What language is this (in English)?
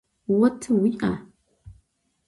Adyghe